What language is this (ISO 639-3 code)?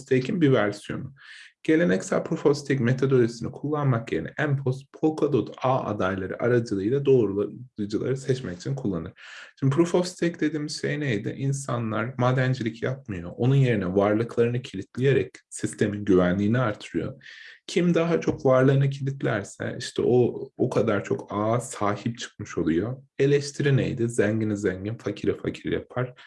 tur